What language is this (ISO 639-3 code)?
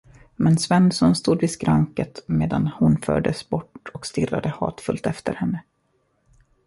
swe